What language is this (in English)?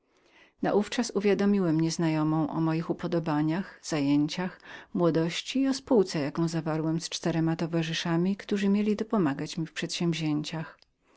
Polish